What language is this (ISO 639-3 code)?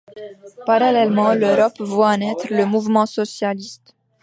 fra